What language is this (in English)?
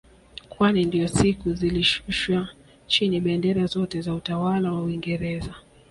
Swahili